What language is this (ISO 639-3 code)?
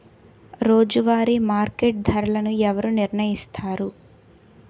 tel